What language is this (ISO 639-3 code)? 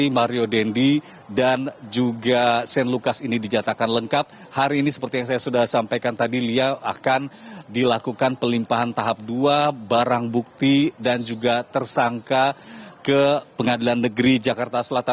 ind